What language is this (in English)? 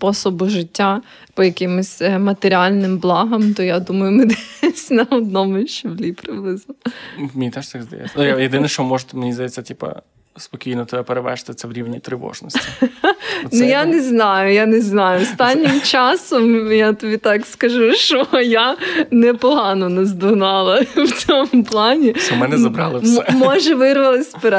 Ukrainian